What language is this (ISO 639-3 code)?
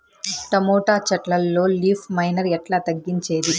tel